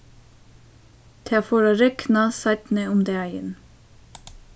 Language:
Faroese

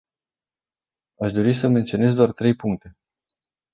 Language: Romanian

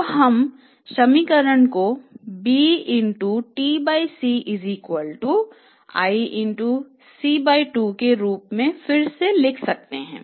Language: Hindi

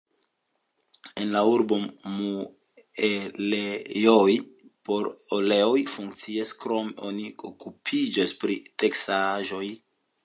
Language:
Esperanto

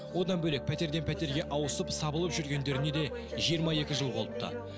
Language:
Kazakh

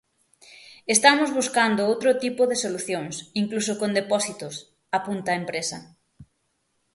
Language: Galician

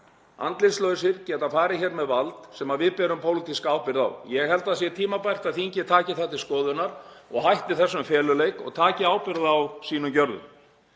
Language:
Icelandic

